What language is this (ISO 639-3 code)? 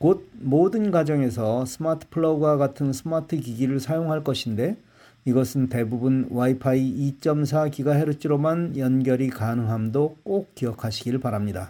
kor